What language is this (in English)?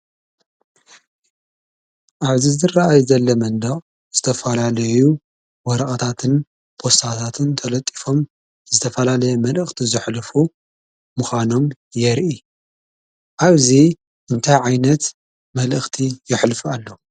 Tigrinya